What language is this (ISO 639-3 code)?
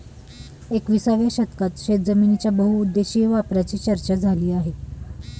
mar